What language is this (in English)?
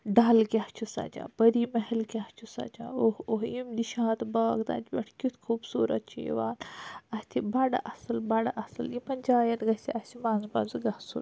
Kashmiri